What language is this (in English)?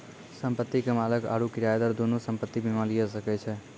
Maithili